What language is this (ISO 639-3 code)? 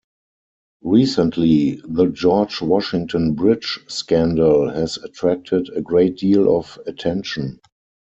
eng